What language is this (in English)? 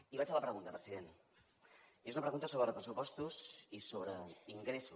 Catalan